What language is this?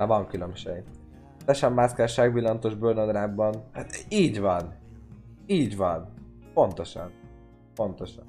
Hungarian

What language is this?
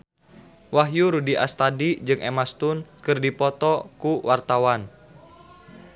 Sundanese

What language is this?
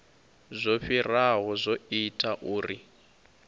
Venda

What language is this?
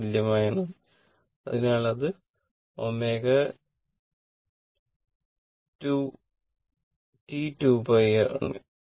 Malayalam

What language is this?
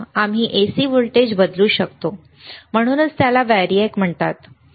Marathi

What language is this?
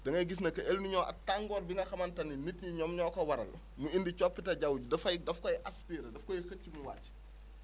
Wolof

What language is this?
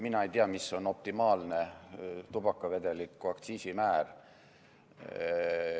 Estonian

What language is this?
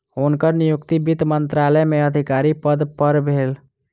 Maithili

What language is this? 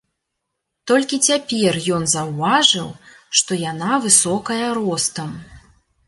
Belarusian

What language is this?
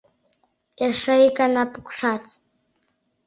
Mari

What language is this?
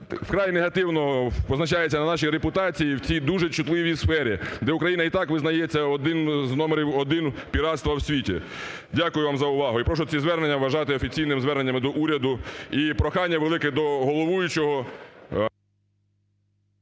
Ukrainian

